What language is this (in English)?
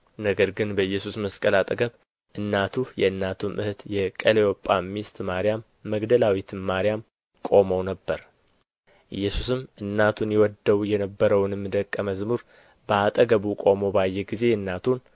Amharic